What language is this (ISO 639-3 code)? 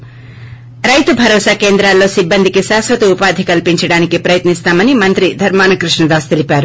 tel